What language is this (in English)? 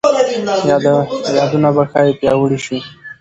Pashto